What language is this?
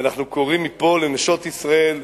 Hebrew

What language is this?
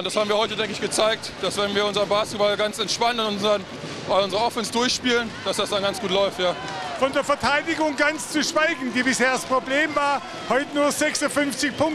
German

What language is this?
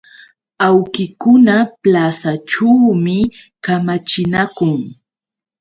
Yauyos Quechua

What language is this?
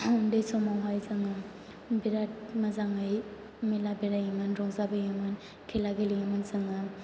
Bodo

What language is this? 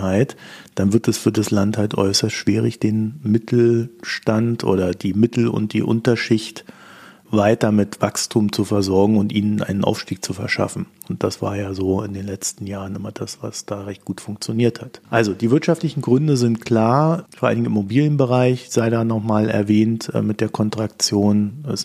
German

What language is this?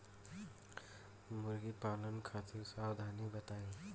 Bhojpuri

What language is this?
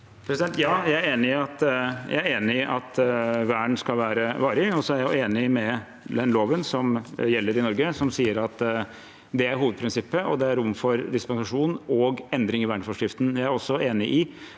Norwegian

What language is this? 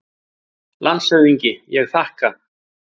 Icelandic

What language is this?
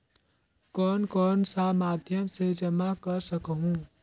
Chhattisgarhi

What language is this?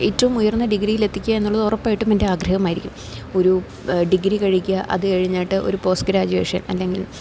Malayalam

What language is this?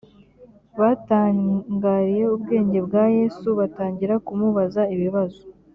Kinyarwanda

